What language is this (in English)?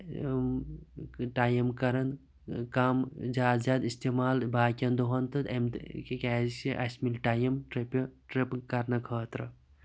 Kashmiri